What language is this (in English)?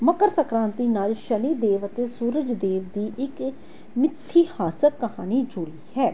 Punjabi